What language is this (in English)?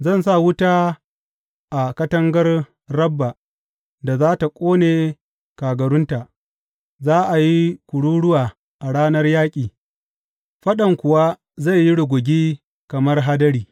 Hausa